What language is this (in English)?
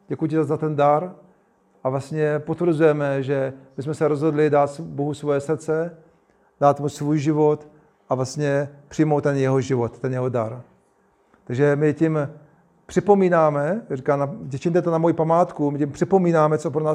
Czech